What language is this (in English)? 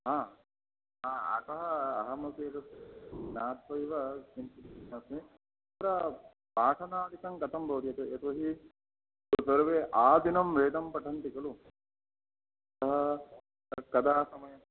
Sanskrit